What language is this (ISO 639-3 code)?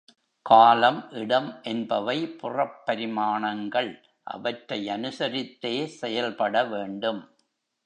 tam